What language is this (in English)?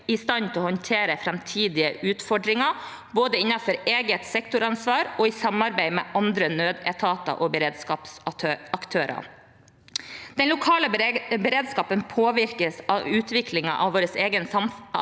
Norwegian